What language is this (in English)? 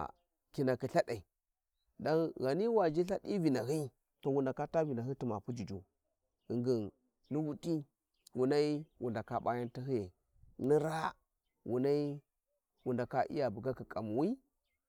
Warji